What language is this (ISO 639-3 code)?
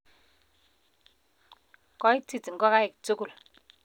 kln